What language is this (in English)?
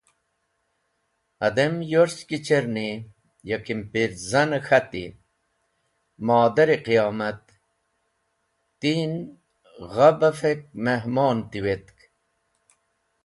Wakhi